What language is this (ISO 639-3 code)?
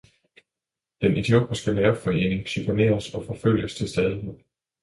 dan